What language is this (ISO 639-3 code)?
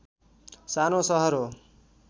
nep